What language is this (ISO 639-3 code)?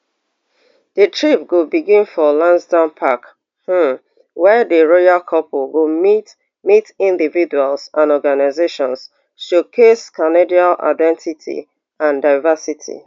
pcm